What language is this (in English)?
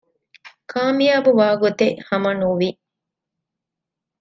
Divehi